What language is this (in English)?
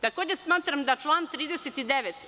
Serbian